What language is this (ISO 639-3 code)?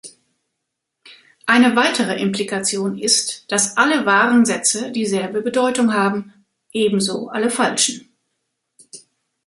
deu